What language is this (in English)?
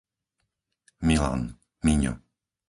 Slovak